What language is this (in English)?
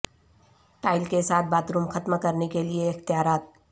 Urdu